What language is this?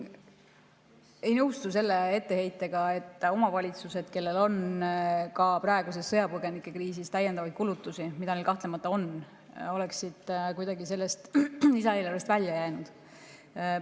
Estonian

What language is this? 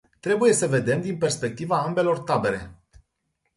Romanian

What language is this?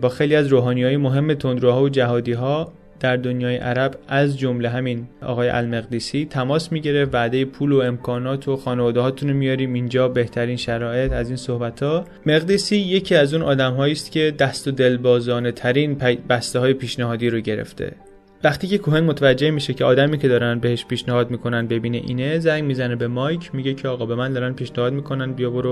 Persian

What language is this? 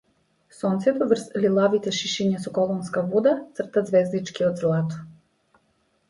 Macedonian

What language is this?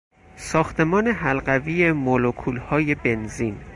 Persian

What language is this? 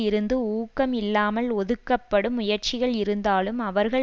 Tamil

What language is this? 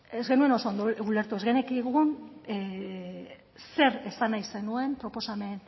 Basque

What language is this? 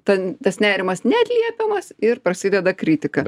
Lithuanian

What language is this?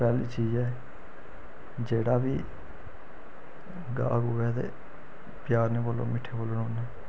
Dogri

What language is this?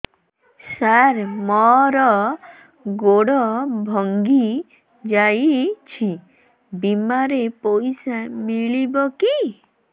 Odia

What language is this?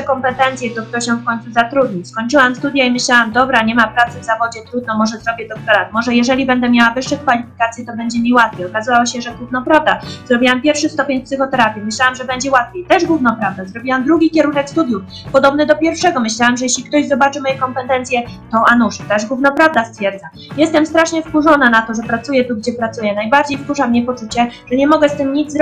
Polish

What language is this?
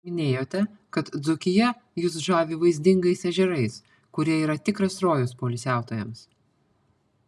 Lithuanian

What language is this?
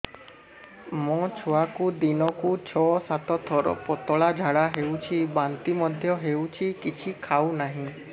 Odia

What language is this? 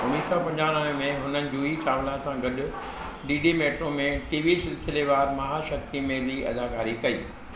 Sindhi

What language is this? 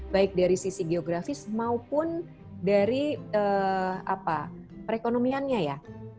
Indonesian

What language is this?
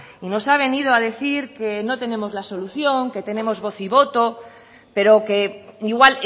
Spanish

